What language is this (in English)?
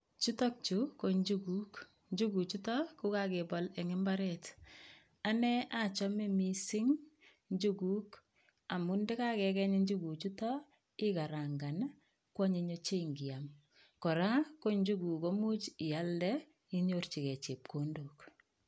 Kalenjin